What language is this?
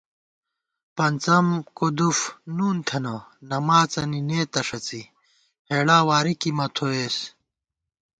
Gawar-Bati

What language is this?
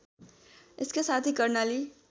Nepali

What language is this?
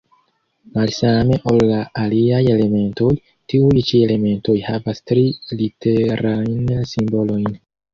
Esperanto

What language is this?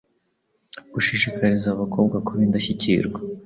Kinyarwanda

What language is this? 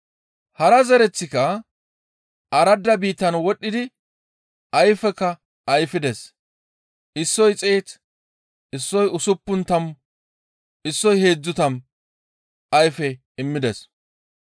Gamo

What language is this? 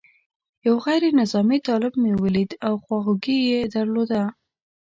Pashto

